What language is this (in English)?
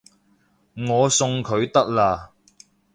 Cantonese